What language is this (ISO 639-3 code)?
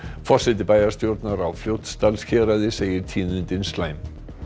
isl